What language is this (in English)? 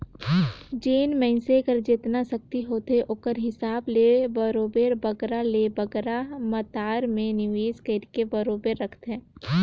Chhattisgarhi